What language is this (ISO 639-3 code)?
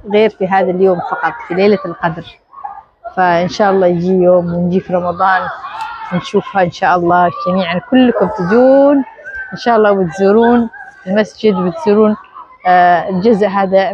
ara